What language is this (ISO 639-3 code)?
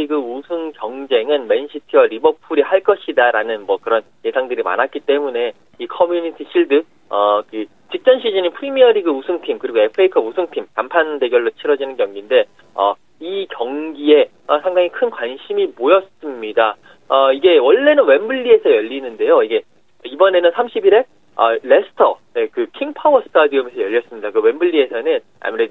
kor